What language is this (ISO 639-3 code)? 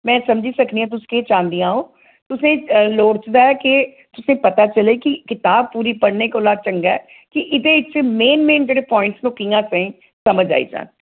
doi